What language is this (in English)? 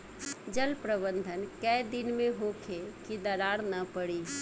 Bhojpuri